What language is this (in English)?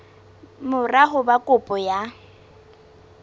Southern Sotho